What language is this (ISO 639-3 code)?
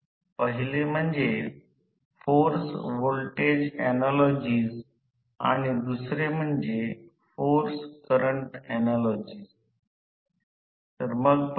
mar